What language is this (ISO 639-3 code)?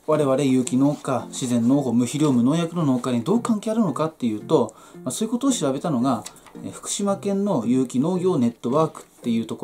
jpn